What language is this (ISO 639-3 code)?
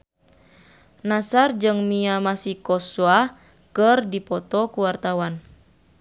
sun